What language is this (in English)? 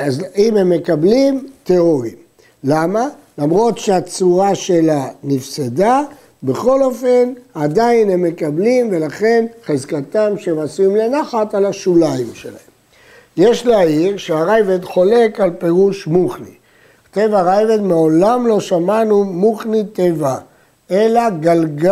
Hebrew